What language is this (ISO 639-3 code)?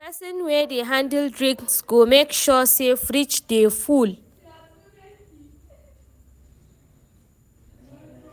pcm